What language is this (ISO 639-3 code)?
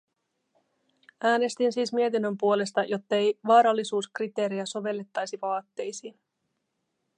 fin